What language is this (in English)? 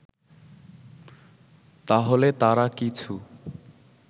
Bangla